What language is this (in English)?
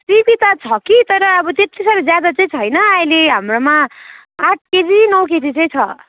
Nepali